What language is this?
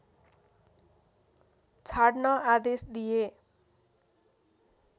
Nepali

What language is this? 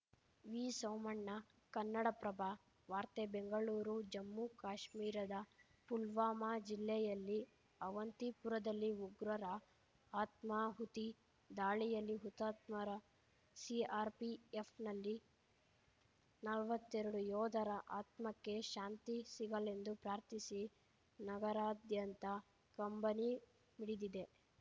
Kannada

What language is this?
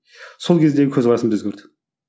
Kazakh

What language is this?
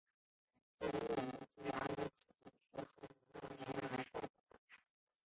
Chinese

